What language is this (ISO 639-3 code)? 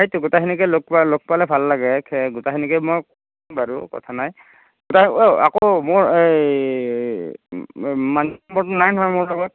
asm